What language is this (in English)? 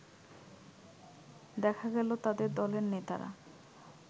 Bangla